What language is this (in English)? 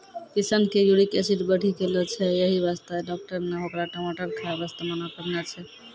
Maithili